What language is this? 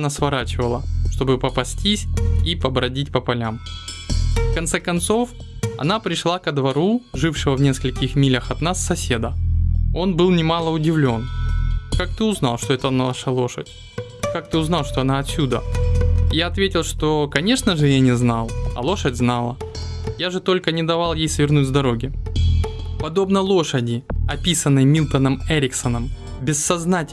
Russian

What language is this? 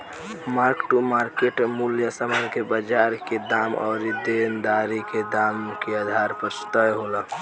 Bhojpuri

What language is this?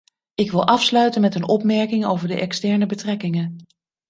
Dutch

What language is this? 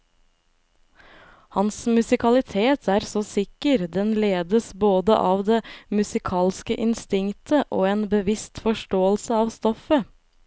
Norwegian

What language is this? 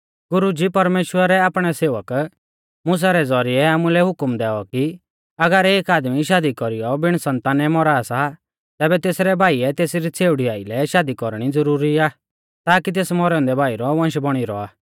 Mahasu Pahari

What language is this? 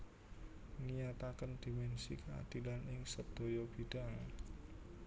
Javanese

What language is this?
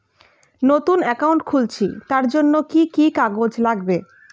Bangla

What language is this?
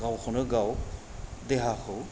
Bodo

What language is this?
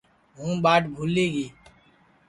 Sansi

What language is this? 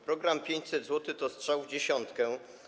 Polish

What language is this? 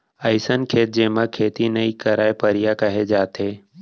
Chhattisgarhi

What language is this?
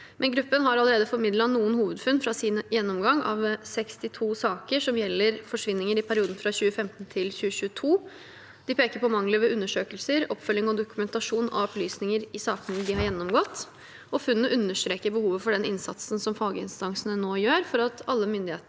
Norwegian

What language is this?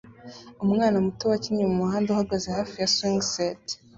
Kinyarwanda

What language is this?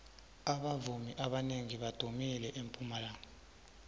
South Ndebele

